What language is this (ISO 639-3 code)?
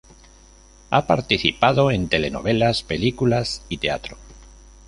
spa